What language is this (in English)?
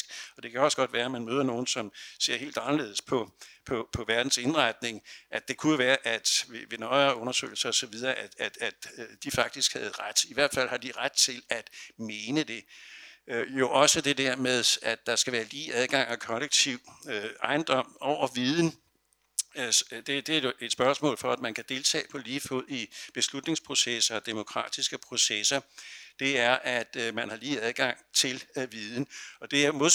Danish